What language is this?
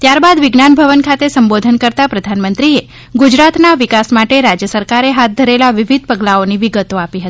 Gujarati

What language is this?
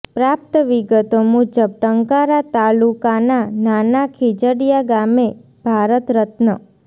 Gujarati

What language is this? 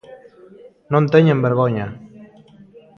Galician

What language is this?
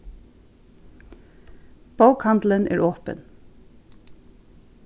Faroese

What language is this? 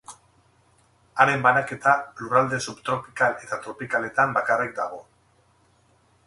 Basque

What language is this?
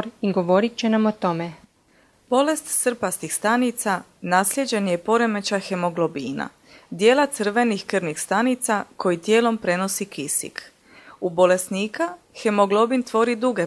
Croatian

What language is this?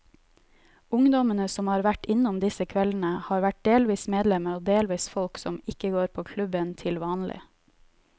Norwegian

